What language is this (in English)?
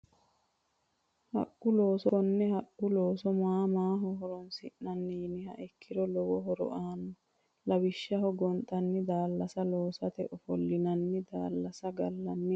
Sidamo